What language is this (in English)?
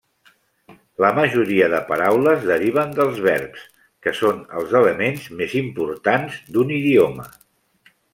Catalan